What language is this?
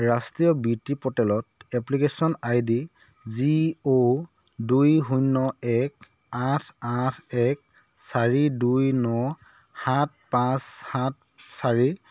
Assamese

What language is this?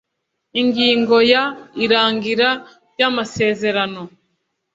Kinyarwanda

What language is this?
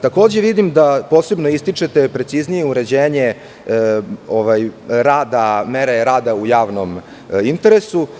Serbian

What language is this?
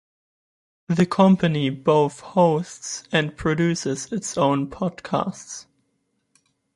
English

